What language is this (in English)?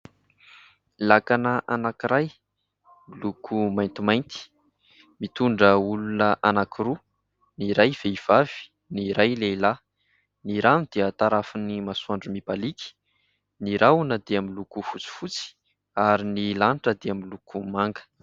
Malagasy